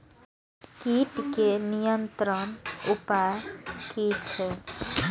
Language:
Maithili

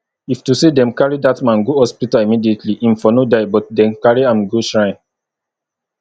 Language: Nigerian Pidgin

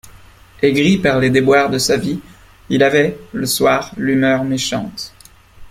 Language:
French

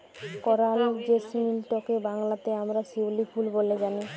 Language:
Bangla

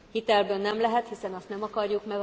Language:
Hungarian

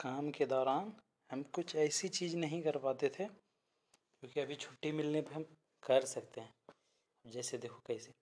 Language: Hindi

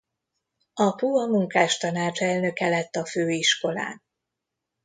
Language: Hungarian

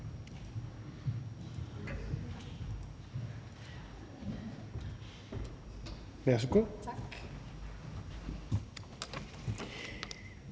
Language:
Danish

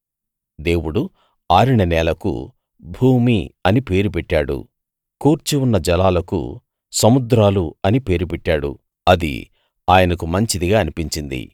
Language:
Telugu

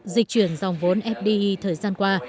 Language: Vietnamese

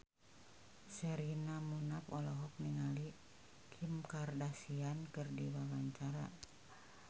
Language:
Sundanese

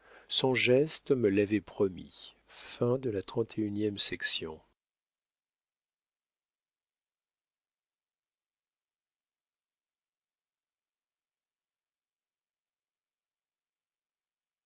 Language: French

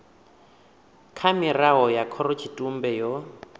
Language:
Venda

